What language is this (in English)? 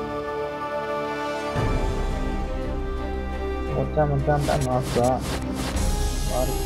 Vietnamese